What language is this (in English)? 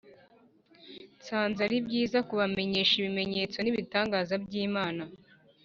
Kinyarwanda